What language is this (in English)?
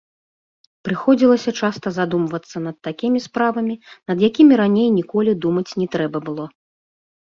Belarusian